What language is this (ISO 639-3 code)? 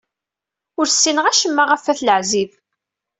kab